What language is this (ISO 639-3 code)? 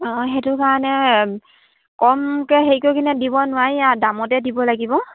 asm